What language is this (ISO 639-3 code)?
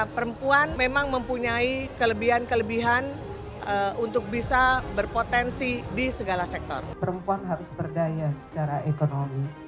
ind